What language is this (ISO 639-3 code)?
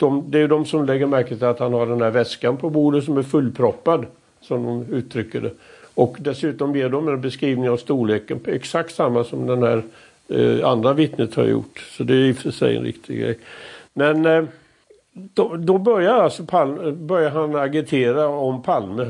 swe